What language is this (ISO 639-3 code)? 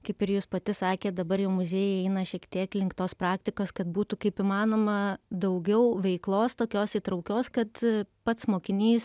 lit